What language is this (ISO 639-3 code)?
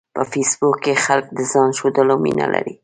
pus